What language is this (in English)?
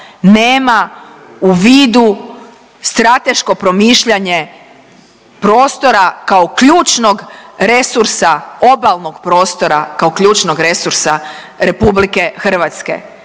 Croatian